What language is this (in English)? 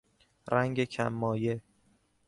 Persian